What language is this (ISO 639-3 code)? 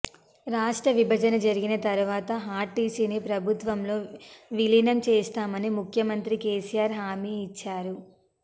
tel